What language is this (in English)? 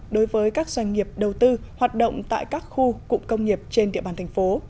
Vietnamese